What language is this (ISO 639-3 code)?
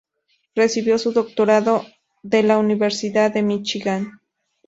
spa